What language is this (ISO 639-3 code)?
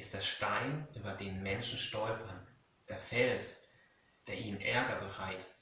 deu